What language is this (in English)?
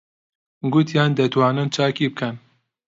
Central Kurdish